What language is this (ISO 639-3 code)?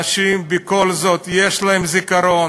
heb